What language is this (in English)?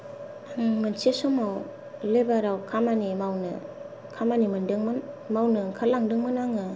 Bodo